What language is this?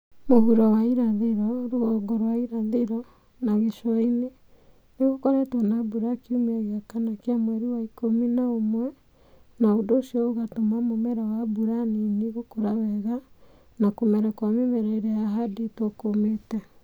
Kikuyu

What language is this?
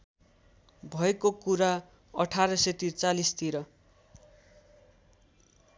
Nepali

